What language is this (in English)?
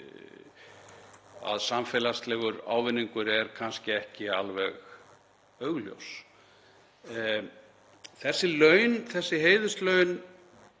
Icelandic